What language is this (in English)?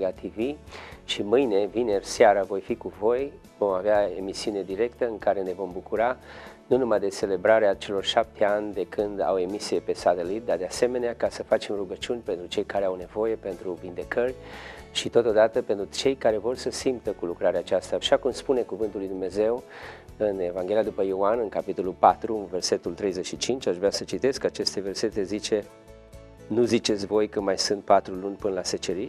Romanian